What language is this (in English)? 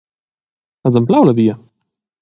Romansh